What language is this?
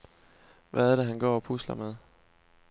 Danish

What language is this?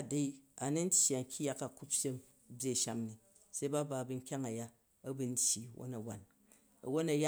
Jju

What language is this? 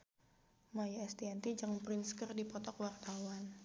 Sundanese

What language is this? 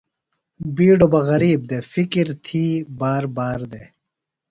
Phalura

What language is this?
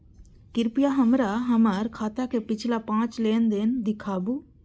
Maithili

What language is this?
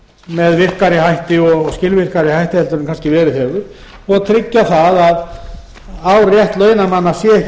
Icelandic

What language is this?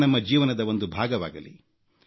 Kannada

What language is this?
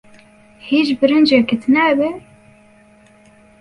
Central Kurdish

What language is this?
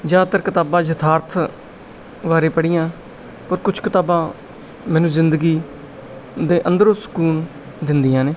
Punjabi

